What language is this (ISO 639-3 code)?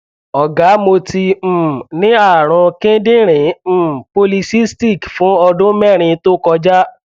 yor